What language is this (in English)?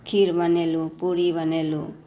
Maithili